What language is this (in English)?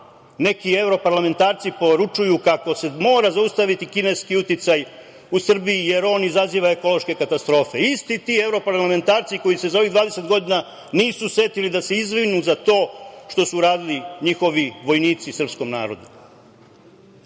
Serbian